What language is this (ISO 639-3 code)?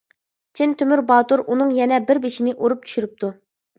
uig